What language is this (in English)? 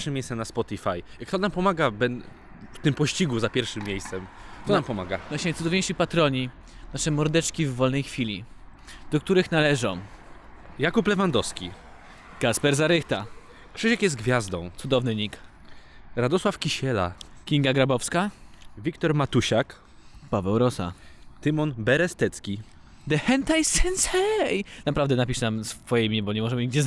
Polish